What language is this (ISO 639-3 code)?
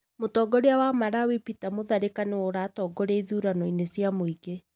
kik